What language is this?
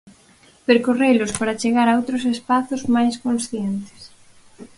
Galician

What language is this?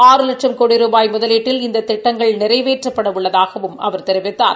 Tamil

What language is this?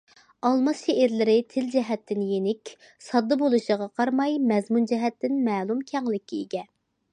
Uyghur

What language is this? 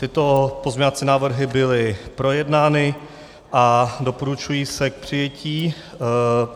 Czech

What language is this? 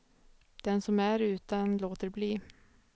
Swedish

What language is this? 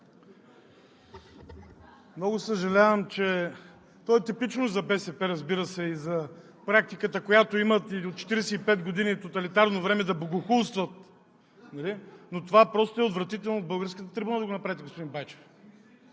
Bulgarian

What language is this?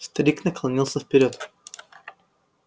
Russian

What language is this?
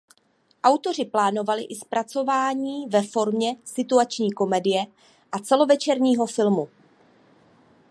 Czech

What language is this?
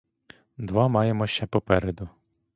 Ukrainian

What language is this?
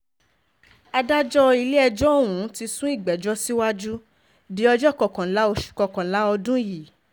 Yoruba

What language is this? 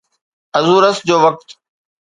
Sindhi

